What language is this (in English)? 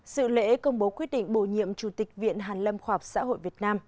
Vietnamese